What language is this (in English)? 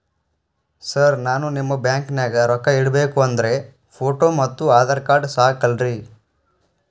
Kannada